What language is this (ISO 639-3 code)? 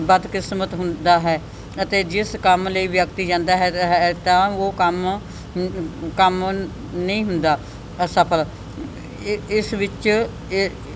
pan